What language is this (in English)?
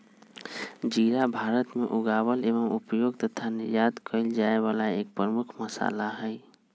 Magahi